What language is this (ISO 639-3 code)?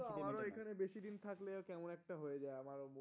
ben